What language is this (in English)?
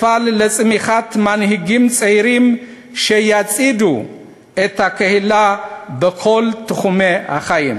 Hebrew